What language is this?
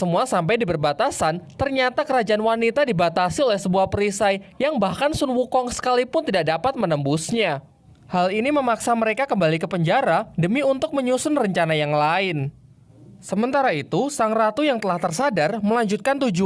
Indonesian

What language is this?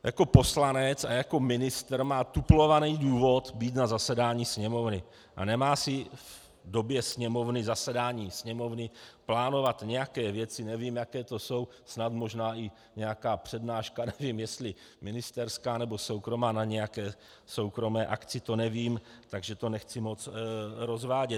Czech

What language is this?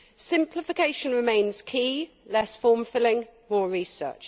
English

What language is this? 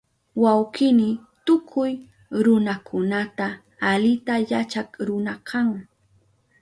Southern Pastaza Quechua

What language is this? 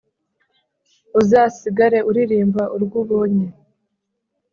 Kinyarwanda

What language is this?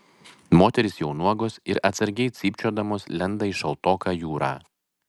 Lithuanian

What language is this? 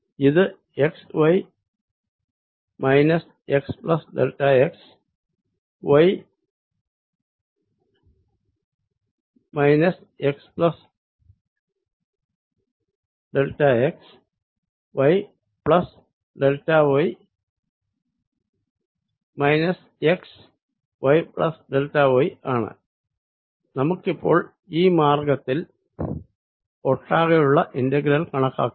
Malayalam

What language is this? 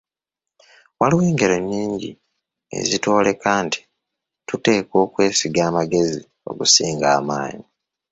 Ganda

